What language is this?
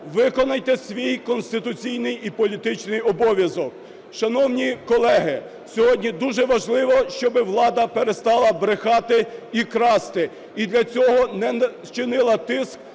Ukrainian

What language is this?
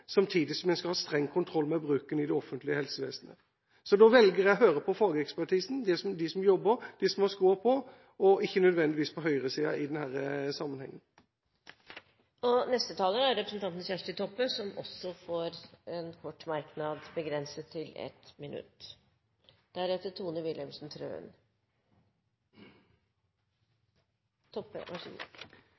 Norwegian Bokmål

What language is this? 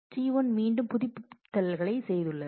Tamil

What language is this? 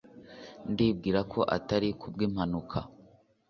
Kinyarwanda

